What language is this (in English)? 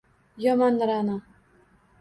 Uzbek